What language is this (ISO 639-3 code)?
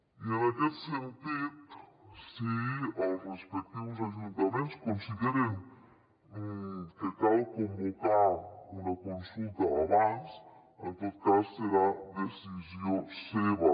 cat